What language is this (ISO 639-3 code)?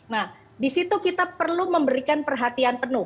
ind